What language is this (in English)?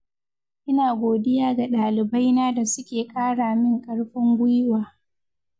Hausa